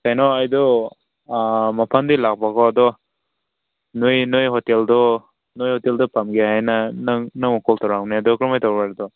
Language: Manipuri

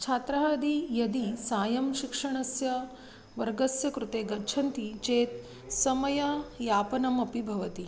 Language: Sanskrit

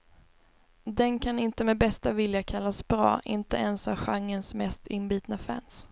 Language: Swedish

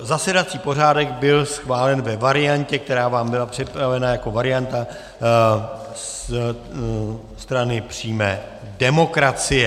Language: Czech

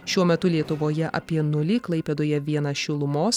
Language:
Lithuanian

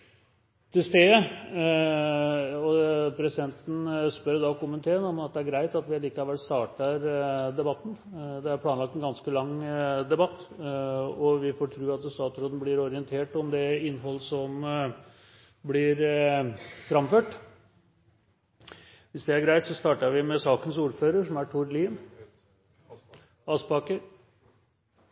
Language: Norwegian Bokmål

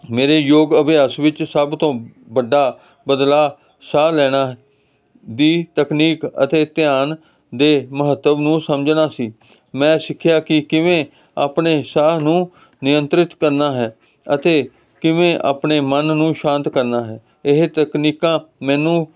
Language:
Punjabi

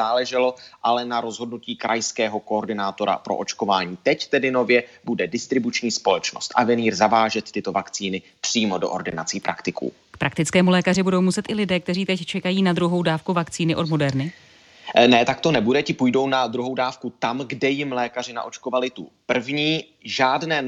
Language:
Czech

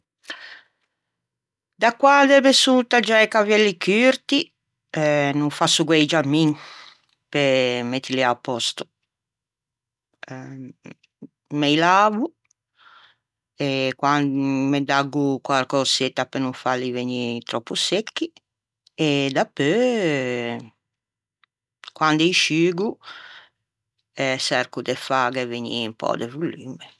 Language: Ligurian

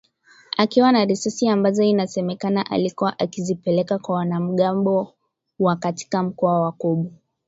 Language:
Swahili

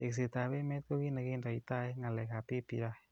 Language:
Kalenjin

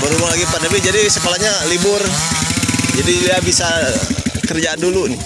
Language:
Indonesian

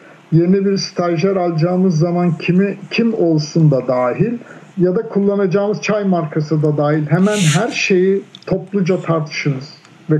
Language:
Turkish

